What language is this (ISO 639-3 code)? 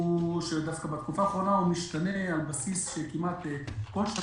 heb